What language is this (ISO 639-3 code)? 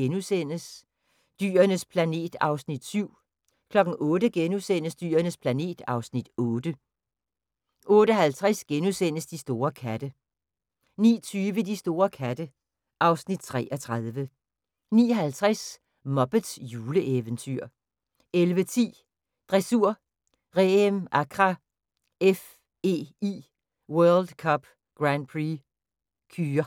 dan